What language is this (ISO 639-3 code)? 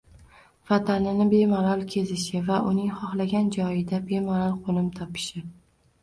uzb